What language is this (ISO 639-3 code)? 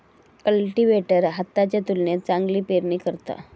mar